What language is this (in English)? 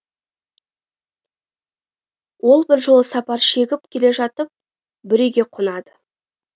Kazakh